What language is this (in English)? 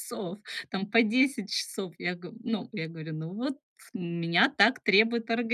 Russian